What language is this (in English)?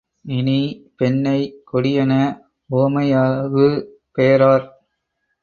Tamil